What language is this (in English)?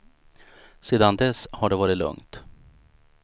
Swedish